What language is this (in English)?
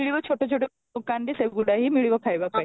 Odia